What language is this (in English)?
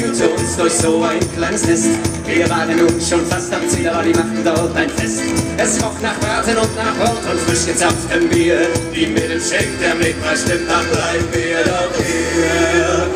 Romanian